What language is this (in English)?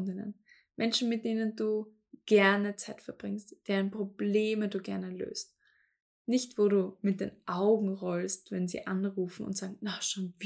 German